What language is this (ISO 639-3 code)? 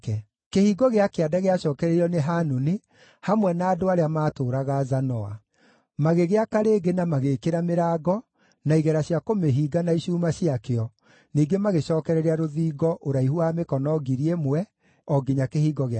kik